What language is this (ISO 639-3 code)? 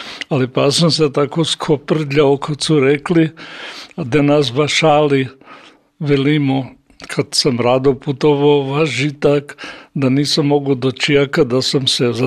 hrv